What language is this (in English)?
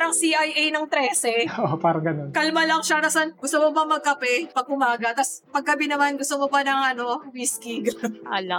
Filipino